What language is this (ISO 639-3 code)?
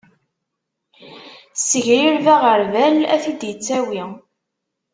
kab